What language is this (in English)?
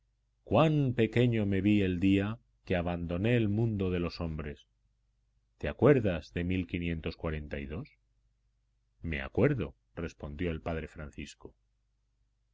Spanish